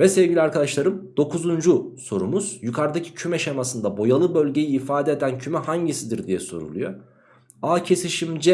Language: Turkish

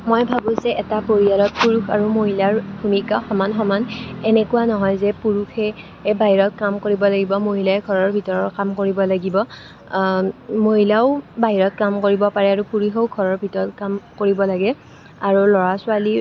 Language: Assamese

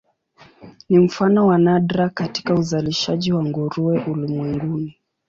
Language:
Swahili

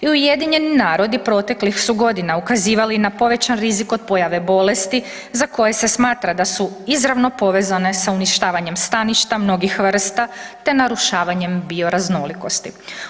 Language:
Croatian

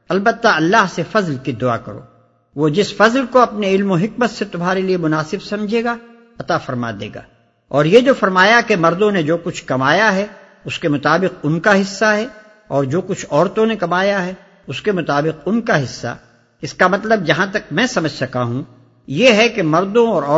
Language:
Urdu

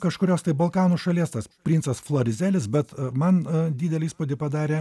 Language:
Lithuanian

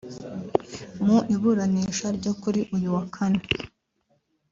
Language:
Kinyarwanda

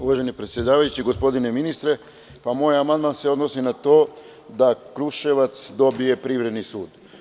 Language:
Serbian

